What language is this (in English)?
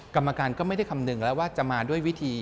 Thai